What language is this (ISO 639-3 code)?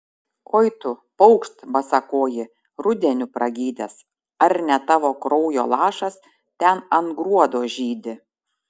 lit